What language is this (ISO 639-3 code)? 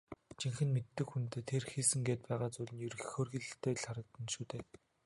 mon